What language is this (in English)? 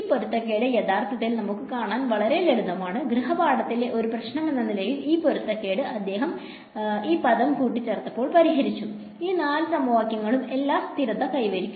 Malayalam